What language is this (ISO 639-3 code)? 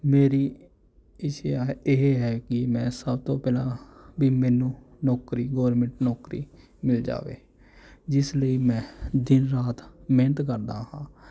pan